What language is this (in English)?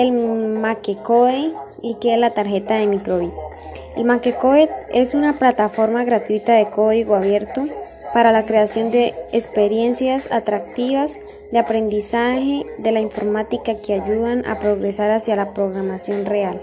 Spanish